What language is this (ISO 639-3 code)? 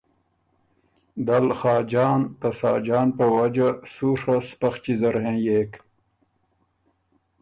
oru